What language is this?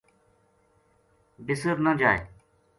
Gujari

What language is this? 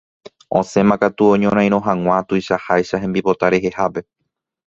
Guarani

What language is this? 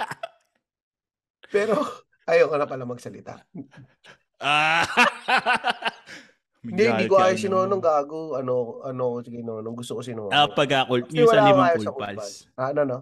Filipino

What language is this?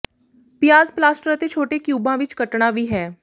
Punjabi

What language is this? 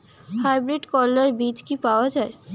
Bangla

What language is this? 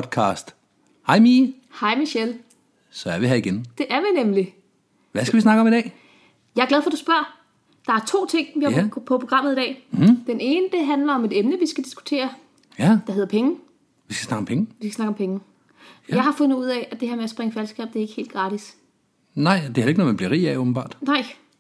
Danish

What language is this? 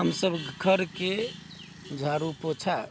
Maithili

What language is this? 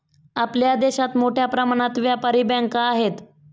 Marathi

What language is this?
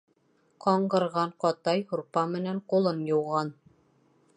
Bashkir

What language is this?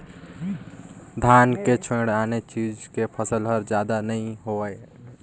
Chhattisgarhi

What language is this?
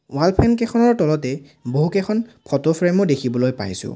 Assamese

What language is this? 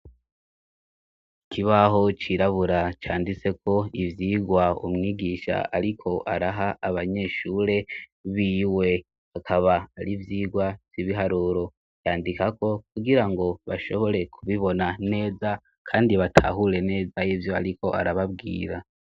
Rundi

